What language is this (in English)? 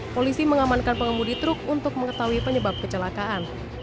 Indonesian